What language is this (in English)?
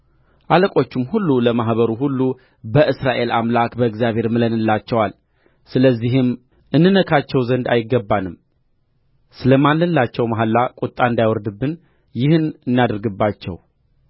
Amharic